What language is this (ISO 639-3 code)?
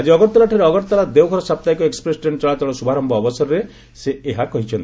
ori